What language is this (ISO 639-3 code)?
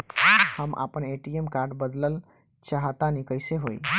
bho